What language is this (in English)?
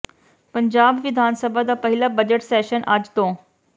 Punjabi